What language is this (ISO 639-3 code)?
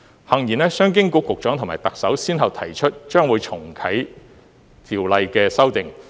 yue